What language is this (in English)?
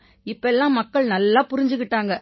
Tamil